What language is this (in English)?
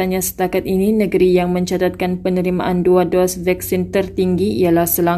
Malay